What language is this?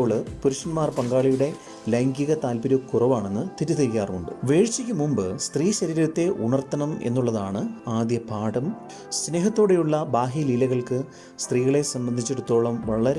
Malayalam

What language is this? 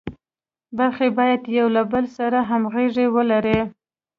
Pashto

